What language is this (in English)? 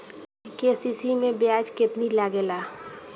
Bhojpuri